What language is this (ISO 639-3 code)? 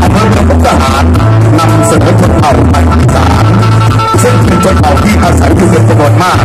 tha